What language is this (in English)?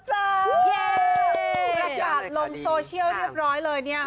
Thai